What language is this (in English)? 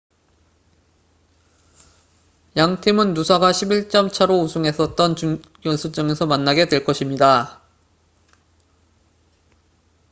Korean